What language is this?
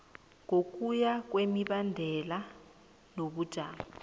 South Ndebele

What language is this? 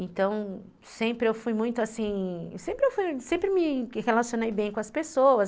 Portuguese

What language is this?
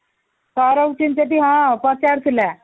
Odia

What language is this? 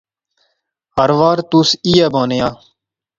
Pahari-Potwari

